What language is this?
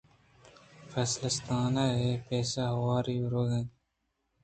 Eastern Balochi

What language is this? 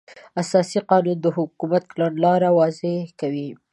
Pashto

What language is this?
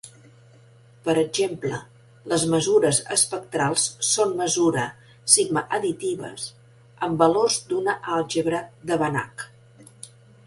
Catalan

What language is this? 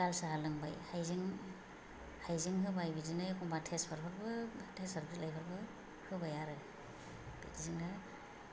Bodo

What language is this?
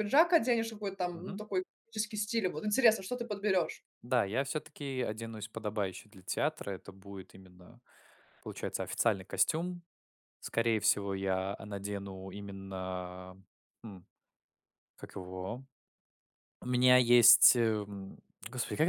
Russian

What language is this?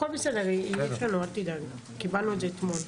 Hebrew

